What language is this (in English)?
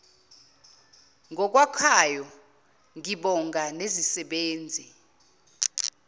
Zulu